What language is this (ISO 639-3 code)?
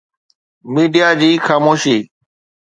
snd